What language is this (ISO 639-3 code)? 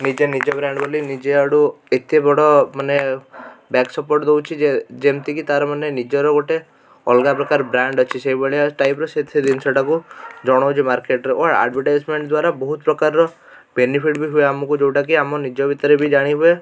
ori